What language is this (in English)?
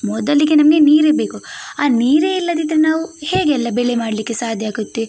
Kannada